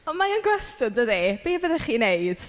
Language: Welsh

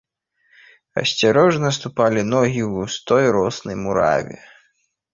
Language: Belarusian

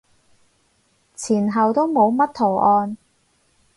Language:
Cantonese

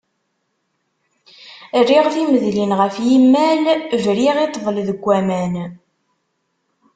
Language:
Kabyle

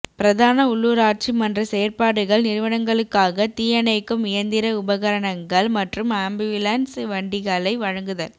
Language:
Tamil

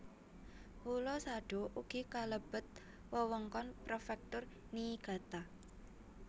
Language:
Javanese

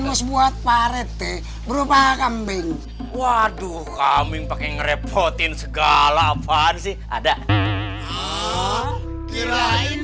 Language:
Indonesian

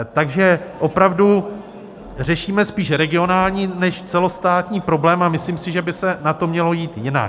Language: Czech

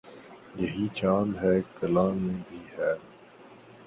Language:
Urdu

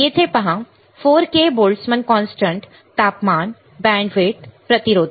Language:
Marathi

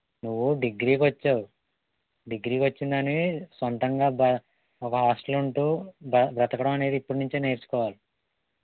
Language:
Telugu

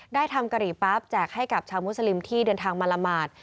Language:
Thai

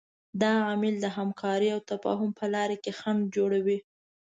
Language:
Pashto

